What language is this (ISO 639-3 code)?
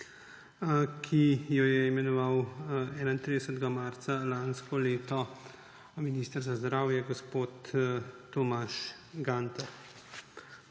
slv